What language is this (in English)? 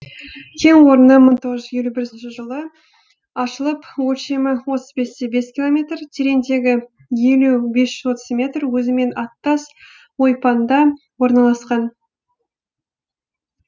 Kazakh